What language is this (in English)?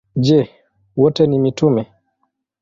Swahili